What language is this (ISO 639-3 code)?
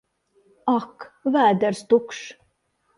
lav